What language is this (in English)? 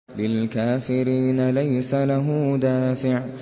Arabic